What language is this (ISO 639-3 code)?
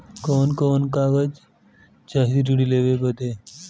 bho